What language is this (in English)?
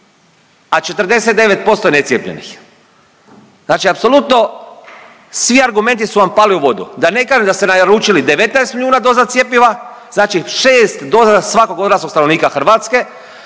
Croatian